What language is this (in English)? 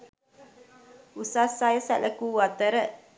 Sinhala